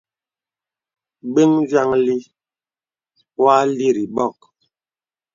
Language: Bebele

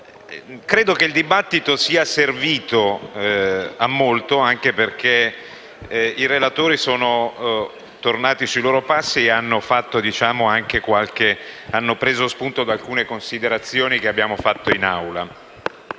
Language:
Italian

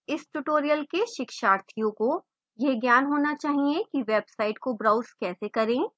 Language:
Hindi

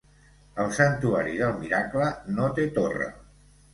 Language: Catalan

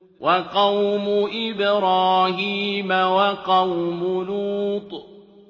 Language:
Arabic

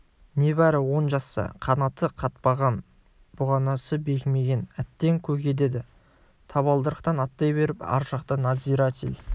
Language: Kazakh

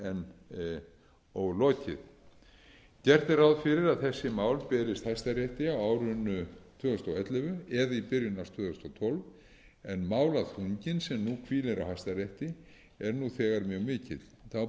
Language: Icelandic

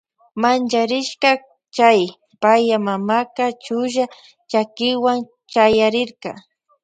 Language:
Loja Highland Quichua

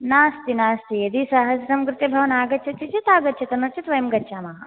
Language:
Sanskrit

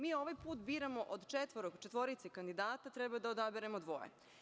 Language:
Serbian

